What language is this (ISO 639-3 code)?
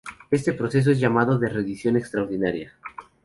spa